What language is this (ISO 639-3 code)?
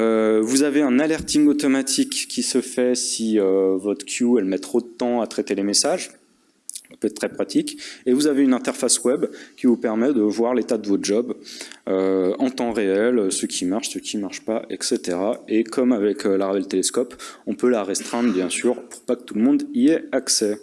fra